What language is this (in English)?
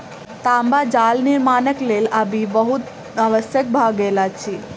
Maithili